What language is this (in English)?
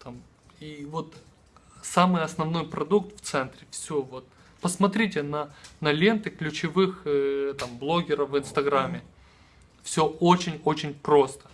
Russian